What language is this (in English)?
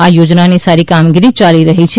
Gujarati